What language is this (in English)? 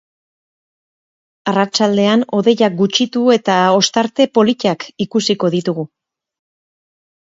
Basque